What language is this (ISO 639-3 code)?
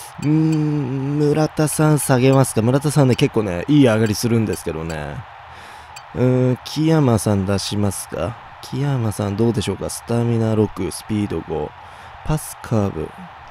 jpn